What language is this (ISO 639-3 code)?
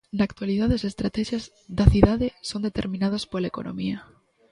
glg